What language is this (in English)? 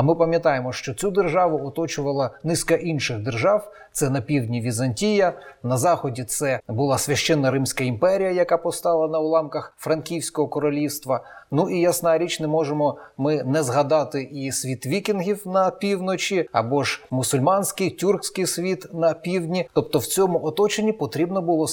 Ukrainian